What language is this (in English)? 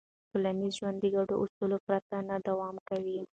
Pashto